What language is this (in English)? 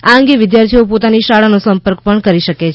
Gujarati